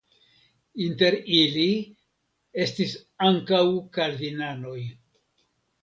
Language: Esperanto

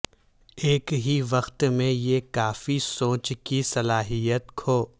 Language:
Urdu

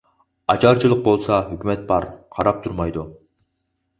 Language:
Uyghur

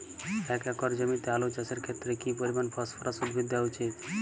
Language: Bangla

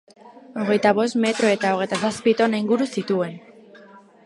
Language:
Basque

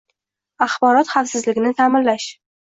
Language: Uzbek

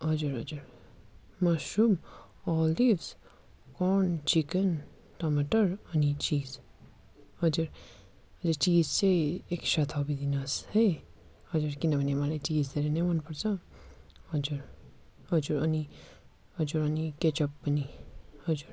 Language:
Nepali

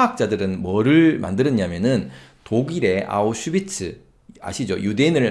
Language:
Korean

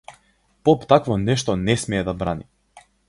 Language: Macedonian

